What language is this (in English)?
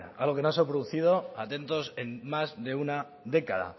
Spanish